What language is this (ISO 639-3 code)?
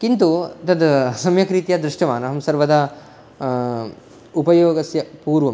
san